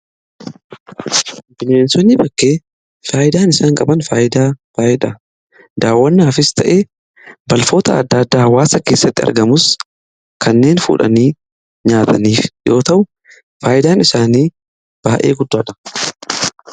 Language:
Oromo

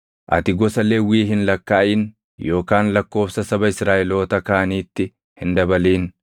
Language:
Oromo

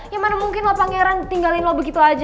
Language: Indonesian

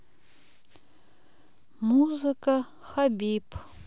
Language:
Russian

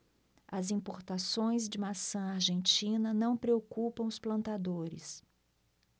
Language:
Portuguese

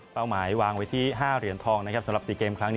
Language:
Thai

